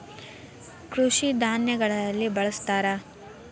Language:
Kannada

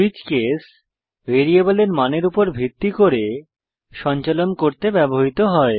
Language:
Bangla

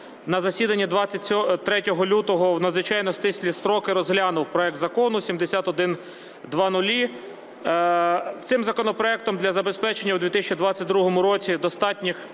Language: Ukrainian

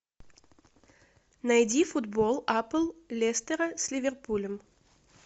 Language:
Russian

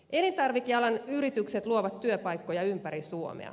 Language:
Finnish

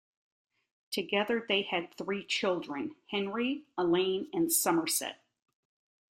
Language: English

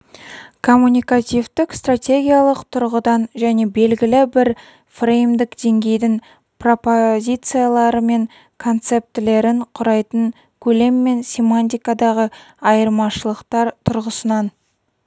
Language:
Kazakh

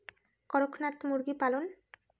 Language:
Bangla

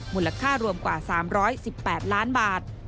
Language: Thai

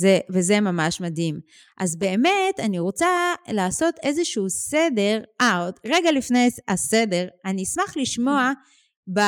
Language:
Hebrew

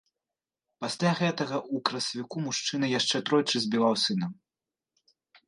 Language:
Belarusian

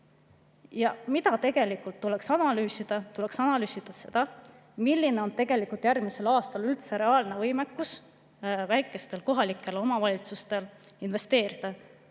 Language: Estonian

